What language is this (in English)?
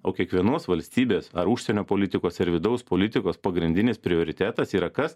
Lithuanian